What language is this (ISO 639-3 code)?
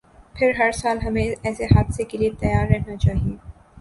urd